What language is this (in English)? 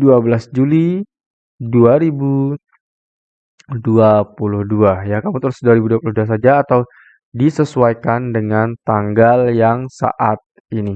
Indonesian